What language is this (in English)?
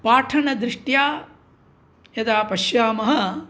Sanskrit